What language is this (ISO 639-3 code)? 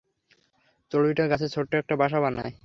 ben